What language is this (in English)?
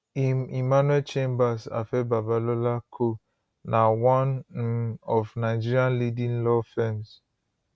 Nigerian Pidgin